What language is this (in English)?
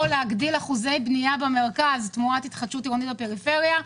Hebrew